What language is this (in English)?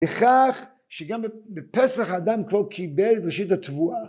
Hebrew